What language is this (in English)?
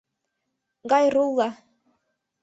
Mari